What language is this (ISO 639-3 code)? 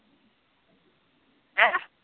pan